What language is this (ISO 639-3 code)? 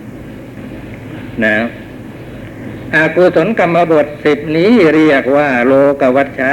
tha